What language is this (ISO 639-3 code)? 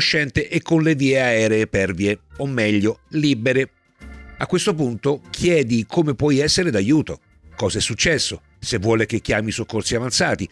ita